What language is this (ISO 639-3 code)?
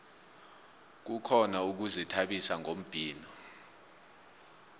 nbl